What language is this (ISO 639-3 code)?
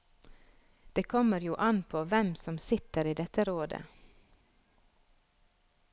nor